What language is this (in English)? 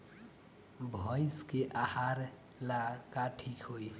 Bhojpuri